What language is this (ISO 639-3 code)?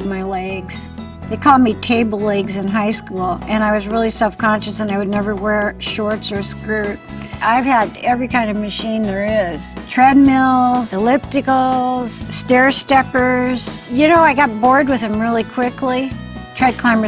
eng